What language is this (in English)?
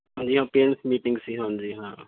Punjabi